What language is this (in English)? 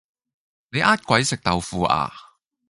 Cantonese